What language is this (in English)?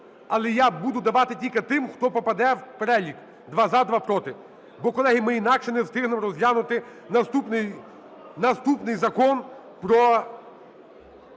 Ukrainian